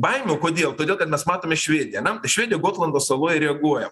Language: Lithuanian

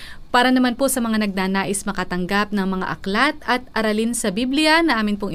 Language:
Filipino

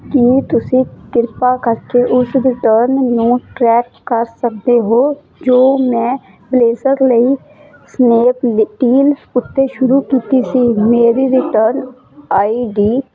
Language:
Punjabi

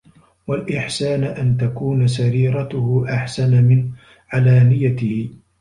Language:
Arabic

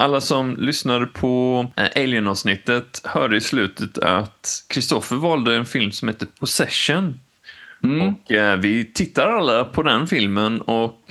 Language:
Swedish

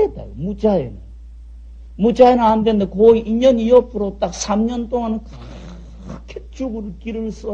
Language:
Korean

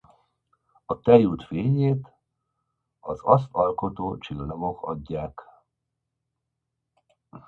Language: Hungarian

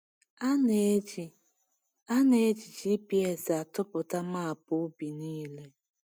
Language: Igbo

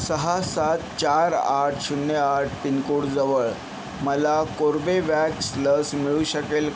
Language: Marathi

